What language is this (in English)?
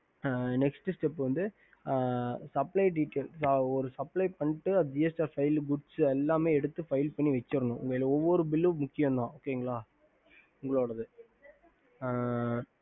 Tamil